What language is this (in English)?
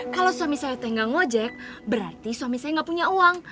Indonesian